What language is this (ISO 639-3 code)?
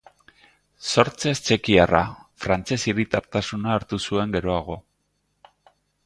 eus